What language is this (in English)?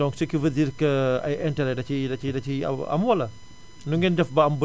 Wolof